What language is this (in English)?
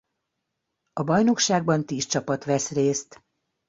Hungarian